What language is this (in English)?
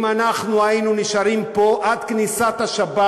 Hebrew